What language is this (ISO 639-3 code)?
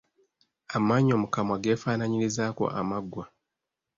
lug